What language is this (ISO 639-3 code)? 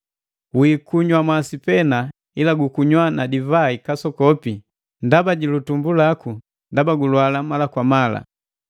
mgv